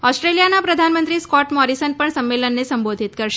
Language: Gujarati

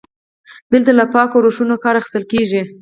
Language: Pashto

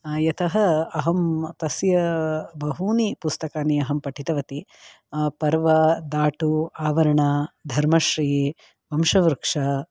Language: Sanskrit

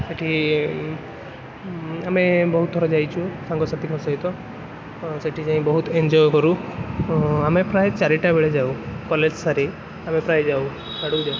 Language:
Odia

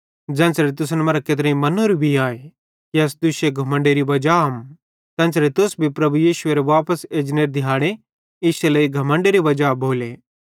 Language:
Bhadrawahi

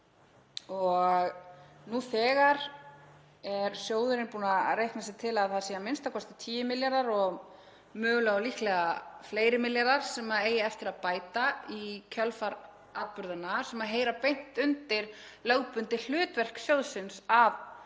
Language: Icelandic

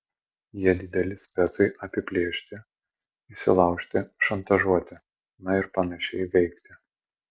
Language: Lithuanian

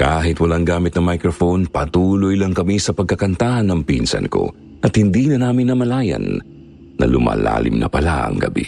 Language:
Filipino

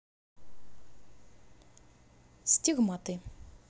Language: Russian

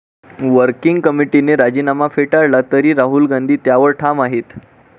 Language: Marathi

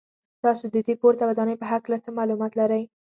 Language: Pashto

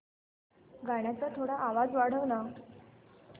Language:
Marathi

